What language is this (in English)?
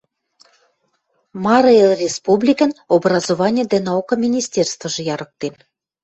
Western Mari